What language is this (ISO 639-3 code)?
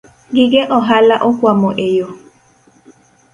luo